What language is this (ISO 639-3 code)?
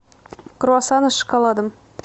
rus